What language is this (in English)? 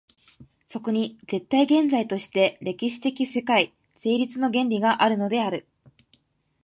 Japanese